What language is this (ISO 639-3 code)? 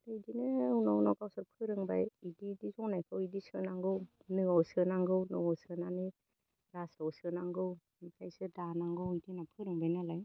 brx